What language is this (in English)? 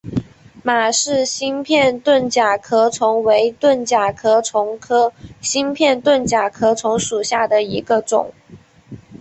Chinese